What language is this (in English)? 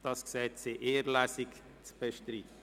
Swiss German